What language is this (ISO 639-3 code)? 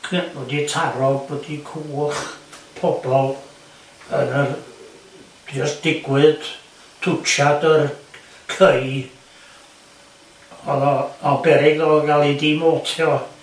cym